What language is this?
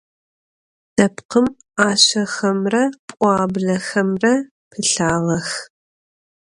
Adyghe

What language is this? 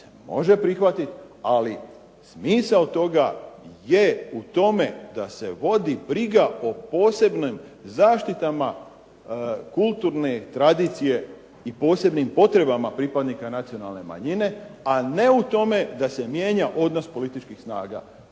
Croatian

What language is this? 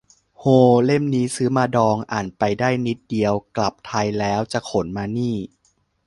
Thai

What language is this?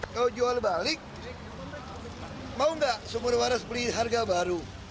Indonesian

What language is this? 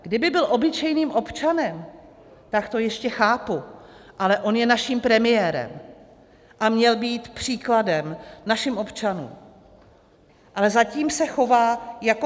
Czech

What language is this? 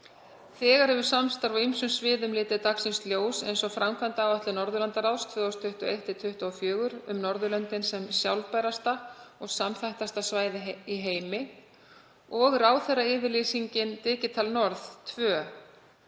Icelandic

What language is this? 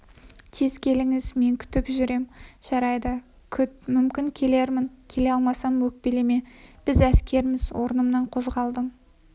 Kazakh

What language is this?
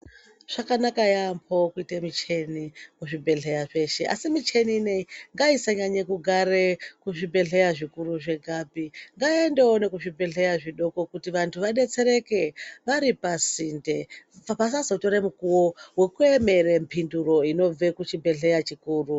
Ndau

